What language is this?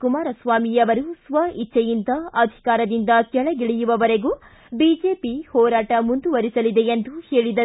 Kannada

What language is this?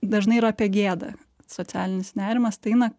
Lithuanian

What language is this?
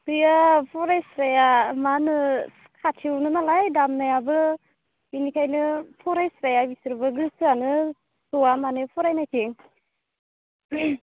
Bodo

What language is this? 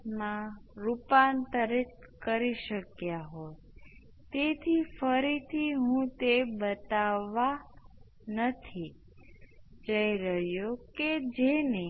Gujarati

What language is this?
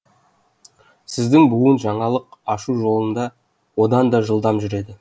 Kazakh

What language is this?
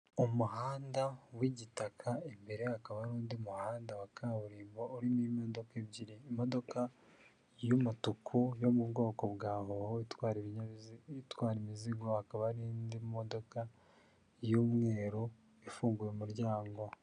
Kinyarwanda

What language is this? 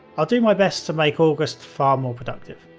English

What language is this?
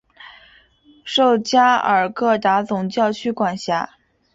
Chinese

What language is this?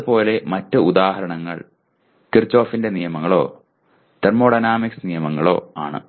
Malayalam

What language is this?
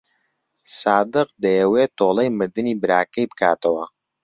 Central Kurdish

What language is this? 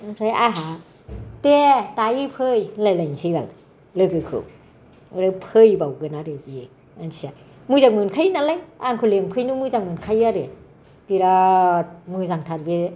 Bodo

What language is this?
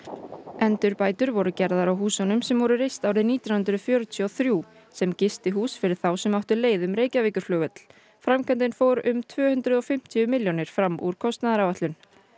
Icelandic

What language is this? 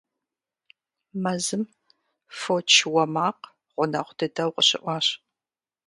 Kabardian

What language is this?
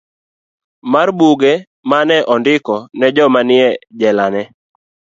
Luo (Kenya and Tanzania)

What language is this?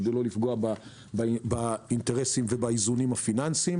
Hebrew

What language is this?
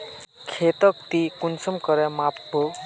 Magahi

